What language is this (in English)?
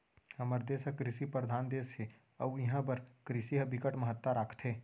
Chhattisgarhi